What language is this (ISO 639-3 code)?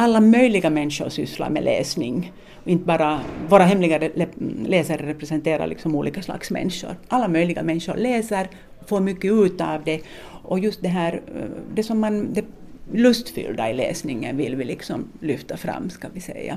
swe